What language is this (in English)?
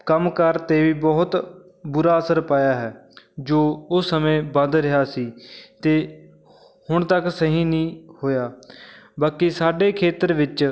Punjabi